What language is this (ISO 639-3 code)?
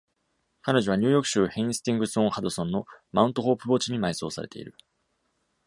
jpn